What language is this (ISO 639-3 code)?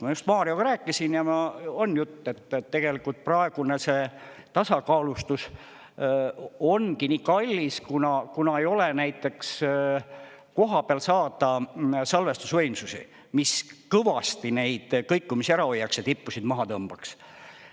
est